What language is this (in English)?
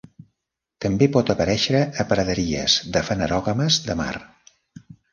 Catalan